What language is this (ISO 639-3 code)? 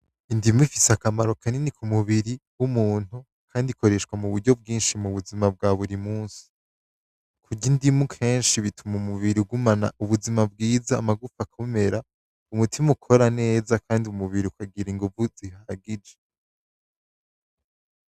run